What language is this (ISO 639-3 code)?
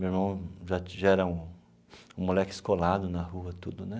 por